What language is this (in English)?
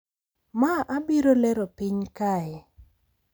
Luo (Kenya and Tanzania)